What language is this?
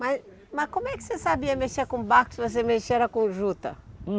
Portuguese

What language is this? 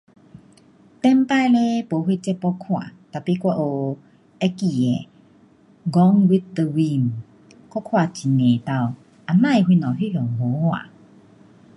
Pu-Xian Chinese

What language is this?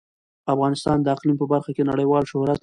Pashto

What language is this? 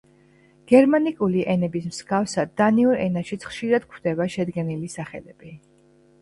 Georgian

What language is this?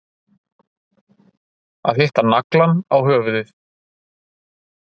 Icelandic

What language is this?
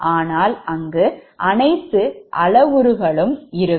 Tamil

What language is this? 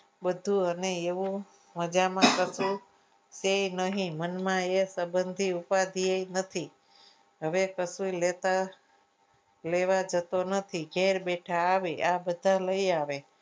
Gujarati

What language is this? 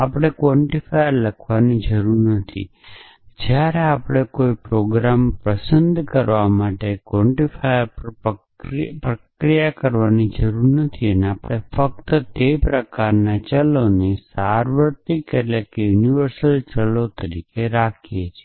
Gujarati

